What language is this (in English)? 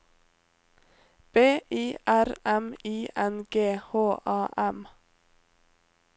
Norwegian